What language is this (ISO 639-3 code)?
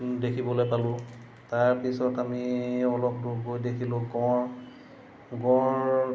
asm